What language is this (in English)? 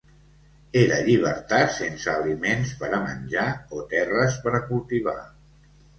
Catalan